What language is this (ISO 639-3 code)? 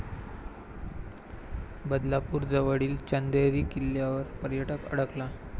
mar